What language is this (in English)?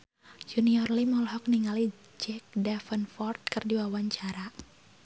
Sundanese